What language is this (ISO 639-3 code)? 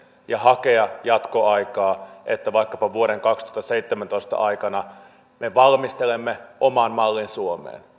fin